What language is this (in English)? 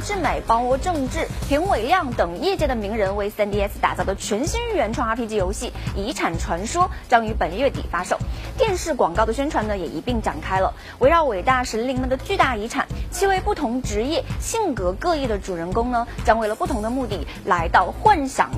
Chinese